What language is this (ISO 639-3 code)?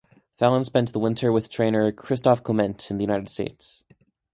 eng